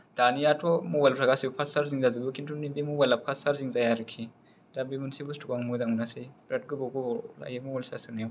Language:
Bodo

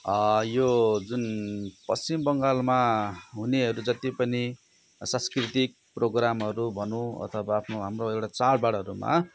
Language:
Nepali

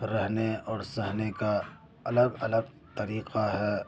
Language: Urdu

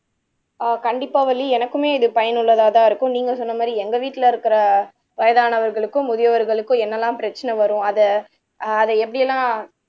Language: Tamil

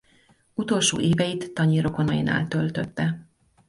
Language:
Hungarian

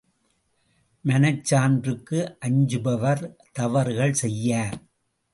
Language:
Tamil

